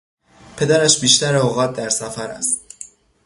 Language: Persian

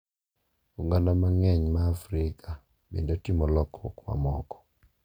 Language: Luo (Kenya and Tanzania)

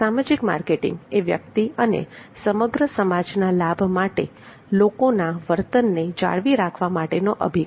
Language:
Gujarati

